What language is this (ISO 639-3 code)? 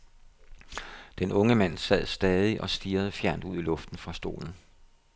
dan